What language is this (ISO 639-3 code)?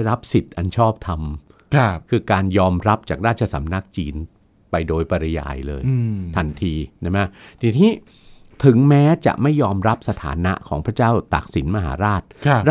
tha